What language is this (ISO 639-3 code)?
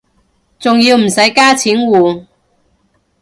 yue